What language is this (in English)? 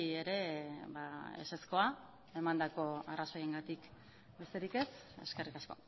Basque